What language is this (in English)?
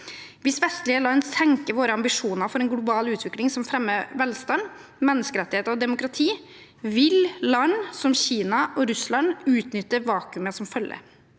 Norwegian